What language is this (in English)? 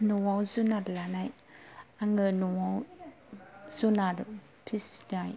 Bodo